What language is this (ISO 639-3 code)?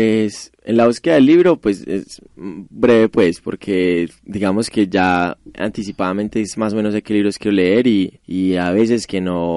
spa